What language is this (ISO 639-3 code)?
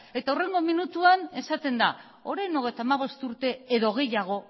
eus